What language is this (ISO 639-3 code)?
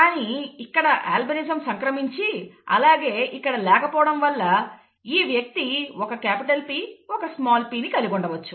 tel